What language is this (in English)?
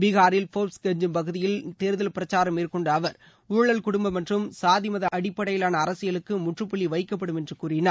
Tamil